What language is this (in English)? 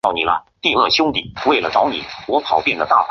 Chinese